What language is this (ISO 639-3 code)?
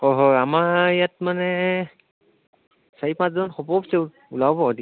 asm